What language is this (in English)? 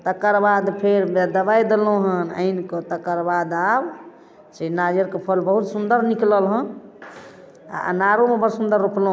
Maithili